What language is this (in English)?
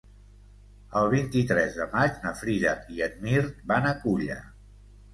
Catalan